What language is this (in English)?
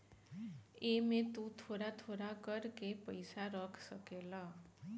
Bhojpuri